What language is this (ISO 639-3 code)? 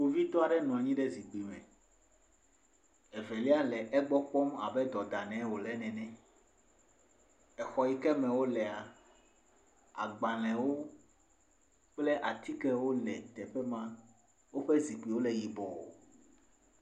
ewe